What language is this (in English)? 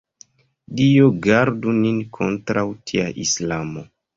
Esperanto